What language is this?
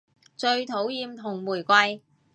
Cantonese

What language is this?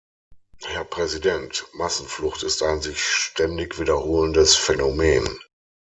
German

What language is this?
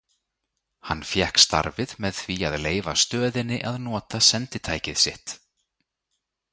Icelandic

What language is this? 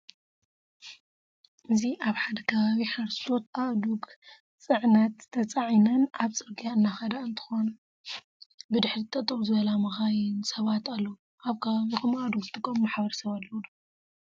Tigrinya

